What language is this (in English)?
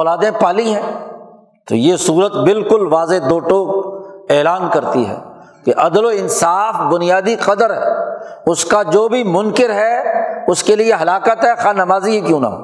Urdu